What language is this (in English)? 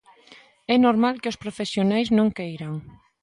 Galician